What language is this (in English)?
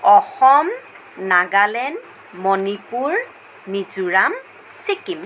Assamese